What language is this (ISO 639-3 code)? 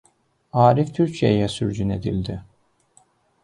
aze